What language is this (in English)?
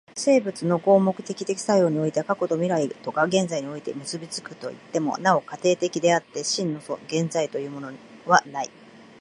Japanese